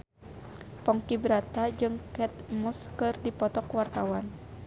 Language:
Sundanese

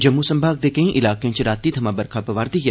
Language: Dogri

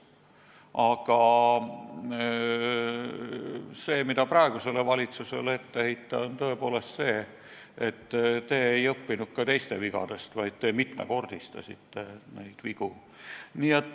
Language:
Estonian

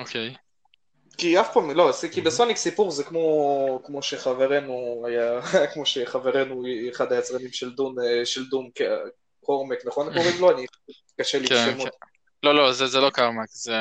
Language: Hebrew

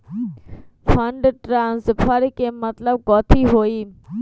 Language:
Magahi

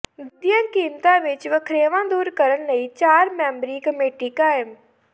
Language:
Punjabi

